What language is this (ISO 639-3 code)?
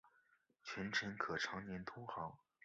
zho